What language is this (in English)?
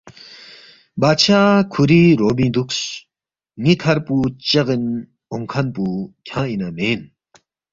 Balti